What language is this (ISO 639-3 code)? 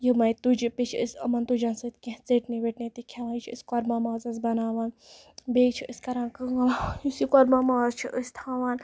kas